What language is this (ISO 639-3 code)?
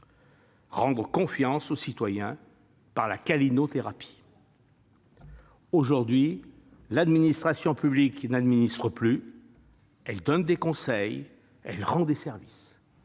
fra